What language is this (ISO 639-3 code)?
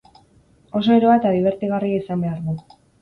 eus